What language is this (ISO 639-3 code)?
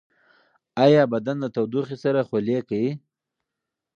pus